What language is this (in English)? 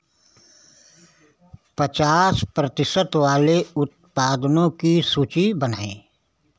Hindi